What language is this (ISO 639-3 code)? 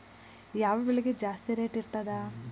kan